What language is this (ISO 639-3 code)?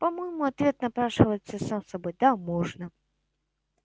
rus